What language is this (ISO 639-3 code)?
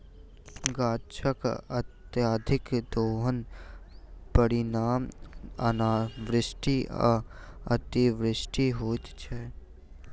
mai